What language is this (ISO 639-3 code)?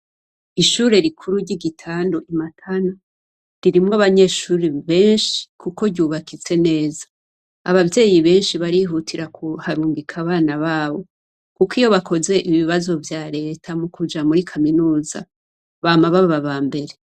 run